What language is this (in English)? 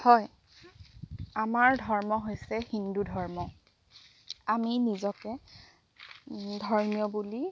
Assamese